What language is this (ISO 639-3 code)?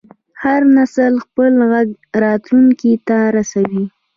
pus